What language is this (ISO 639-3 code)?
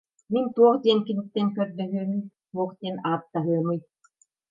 sah